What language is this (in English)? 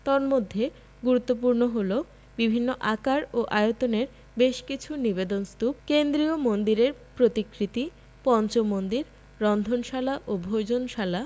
Bangla